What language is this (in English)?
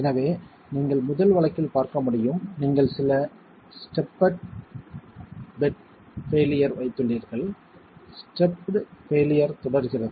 Tamil